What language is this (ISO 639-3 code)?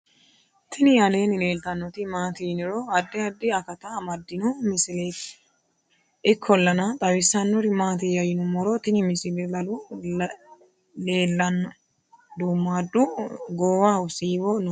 sid